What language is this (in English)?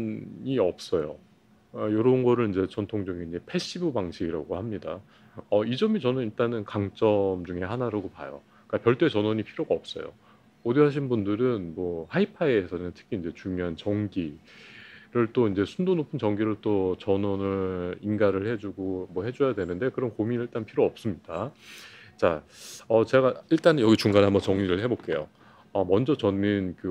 Korean